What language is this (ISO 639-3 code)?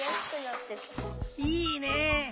jpn